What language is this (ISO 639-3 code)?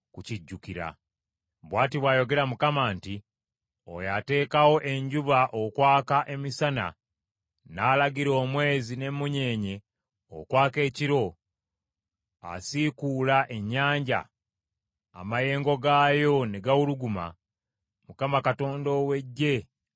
lug